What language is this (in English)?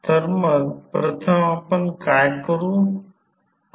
Marathi